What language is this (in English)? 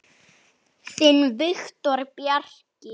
Icelandic